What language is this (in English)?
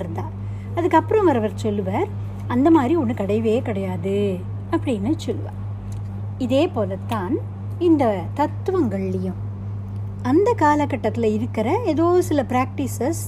Tamil